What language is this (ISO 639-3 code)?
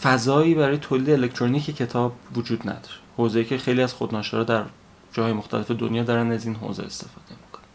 fas